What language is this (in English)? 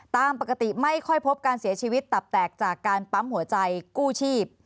Thai